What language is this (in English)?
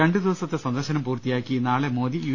Malayalam